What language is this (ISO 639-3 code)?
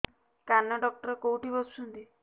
ori